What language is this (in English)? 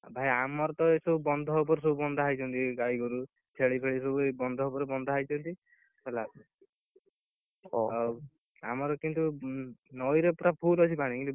Odia